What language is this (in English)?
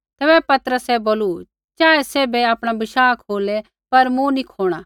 Kullu Pahari